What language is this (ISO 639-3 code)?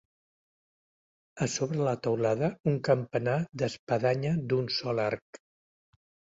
cat